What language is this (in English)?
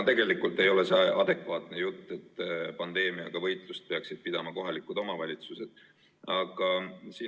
Estonian